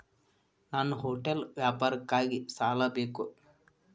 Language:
Kannada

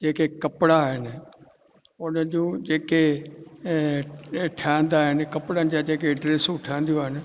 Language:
Sindhi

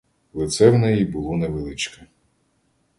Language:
Ukrainian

